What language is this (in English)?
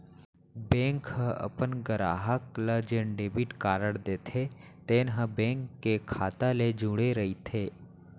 Chhattisgarhi